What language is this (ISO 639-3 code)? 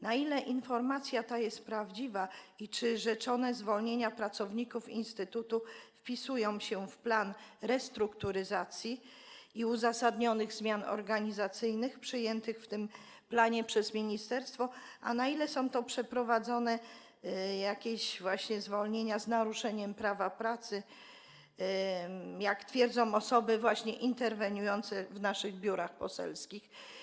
pol